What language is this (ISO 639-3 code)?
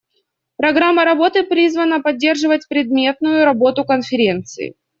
rus